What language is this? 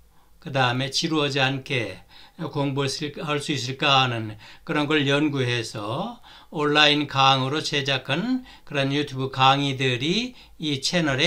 Korean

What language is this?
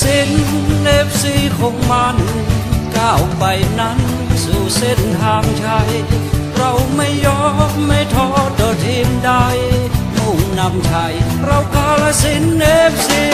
Thai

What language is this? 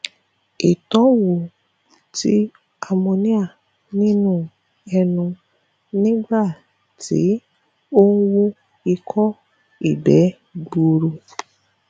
Yoruba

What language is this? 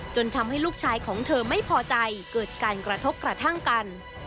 Thai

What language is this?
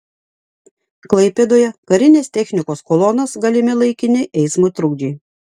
Lithuanian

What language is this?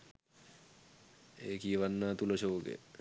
Sinhala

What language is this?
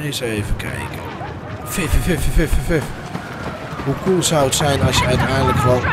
Dutch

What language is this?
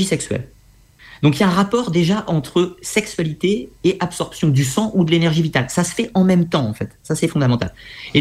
French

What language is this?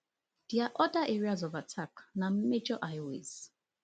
Nigerian Pidgin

